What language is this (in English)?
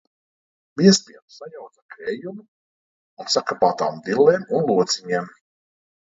Latvian